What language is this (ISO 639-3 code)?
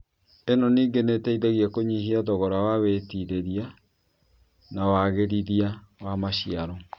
kik